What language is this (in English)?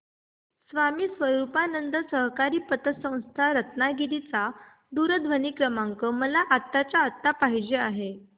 Marathi